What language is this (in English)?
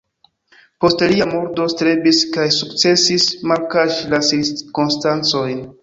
Esperanto